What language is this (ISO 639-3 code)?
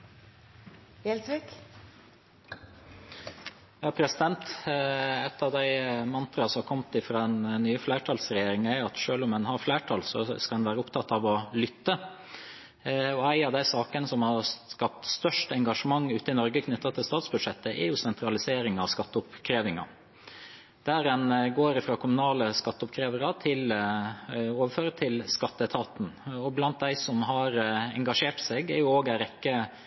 nob